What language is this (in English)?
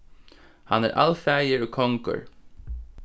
Faroese